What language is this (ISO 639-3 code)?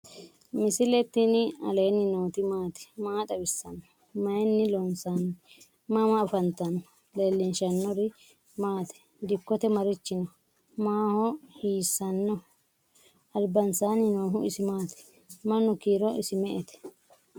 sid